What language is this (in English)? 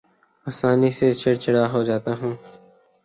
Urdu